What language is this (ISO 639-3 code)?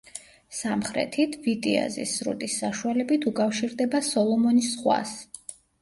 kat